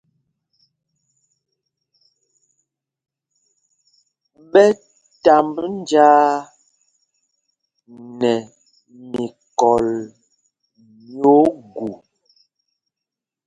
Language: Mpumpong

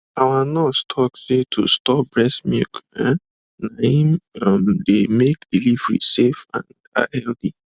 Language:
Nigerian Pidgin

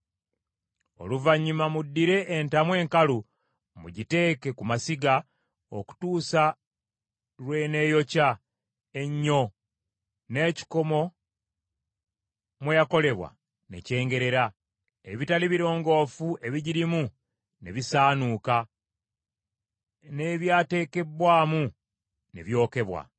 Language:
Ganda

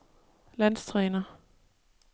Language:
Danish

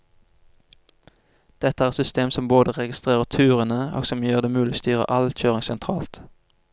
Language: Norwegian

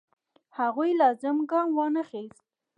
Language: Pashto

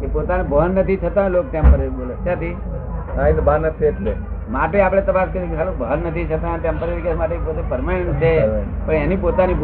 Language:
Gujarati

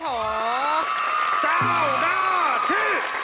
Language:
Thai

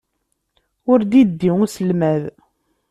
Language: Kabyle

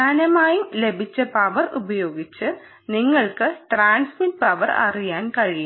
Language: Malayalam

